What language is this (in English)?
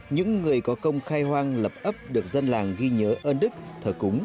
Vietnamese